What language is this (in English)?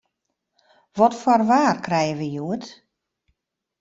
Western Frisian